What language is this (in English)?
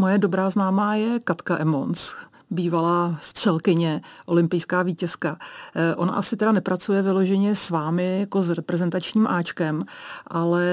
Czech